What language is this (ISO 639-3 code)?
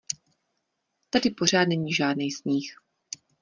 ces